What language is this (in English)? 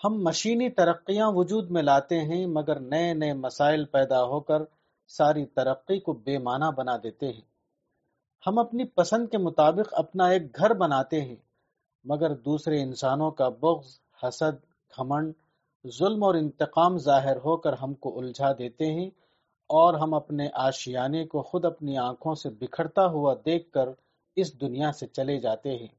Urdu